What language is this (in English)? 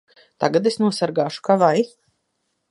Latvian